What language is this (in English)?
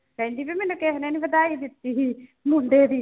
Punjabi